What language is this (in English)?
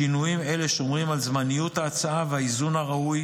Hebrew